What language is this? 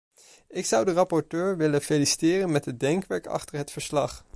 Dutch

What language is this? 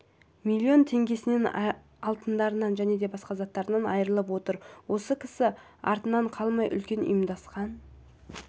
Kazakh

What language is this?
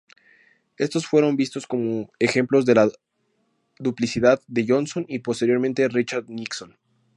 Spanish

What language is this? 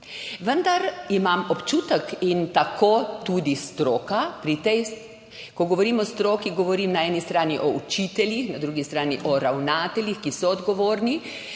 Slovenian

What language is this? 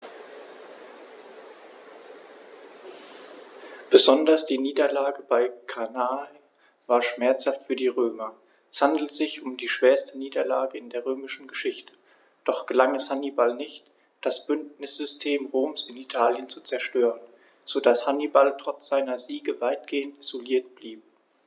German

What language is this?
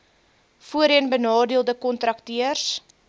Afrikaans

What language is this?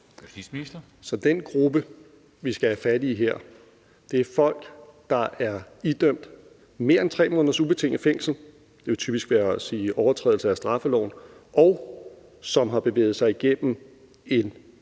Danish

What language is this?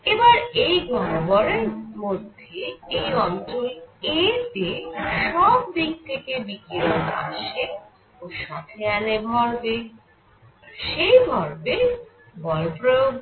Bangla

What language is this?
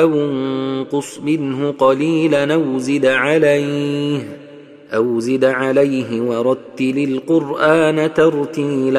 Arabic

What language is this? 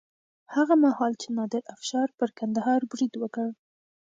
Pashto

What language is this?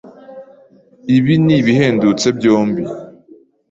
Kinyarwanda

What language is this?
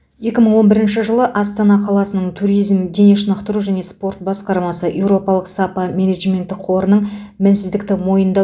Kazakh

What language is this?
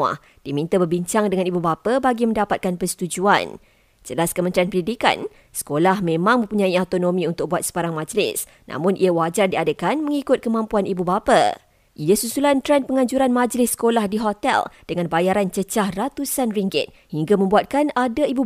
Malay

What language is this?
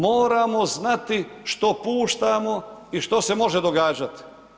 Croatian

